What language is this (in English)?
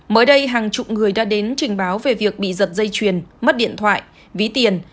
Vietnamese